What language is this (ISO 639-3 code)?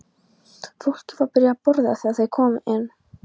isl